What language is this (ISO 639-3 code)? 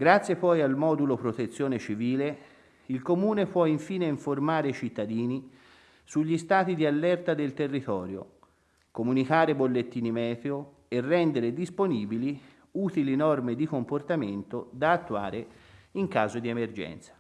ita